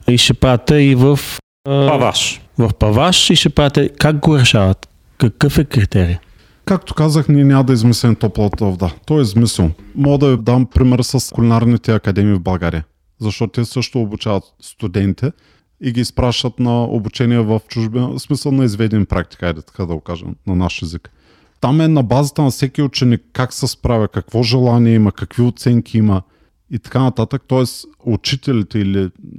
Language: Bulgarian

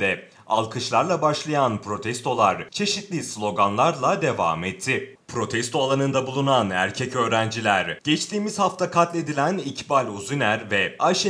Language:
Turkish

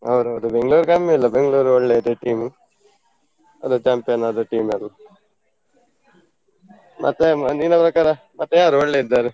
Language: Kannada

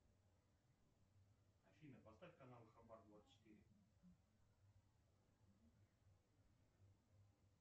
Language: Russian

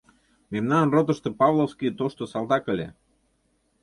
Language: Mari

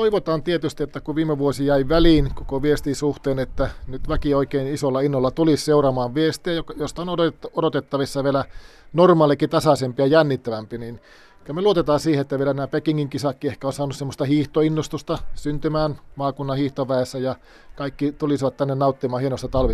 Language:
Finnish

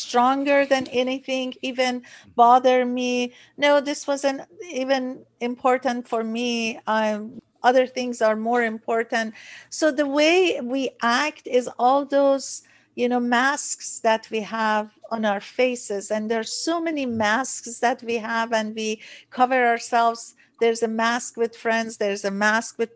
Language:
English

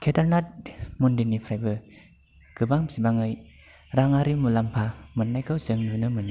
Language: Bodo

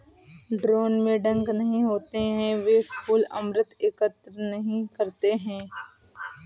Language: Hindi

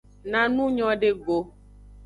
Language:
Aja (Benin)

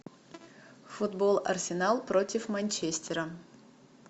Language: Russian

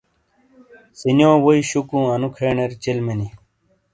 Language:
Shina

